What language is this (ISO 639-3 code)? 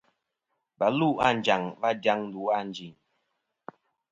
bkm